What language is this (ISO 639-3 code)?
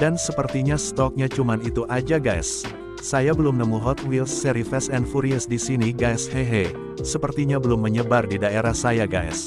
ind